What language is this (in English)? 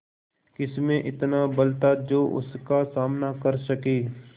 Hindi